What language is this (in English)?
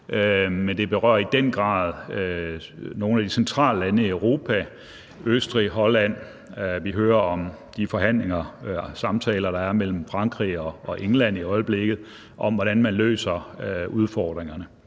Danish